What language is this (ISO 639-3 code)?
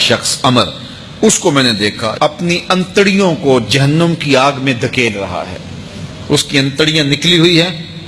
urd